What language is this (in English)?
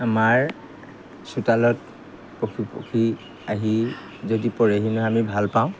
Assamese